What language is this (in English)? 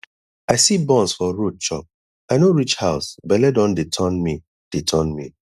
Nigerian Pidgin